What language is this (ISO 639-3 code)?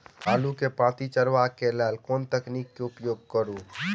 mai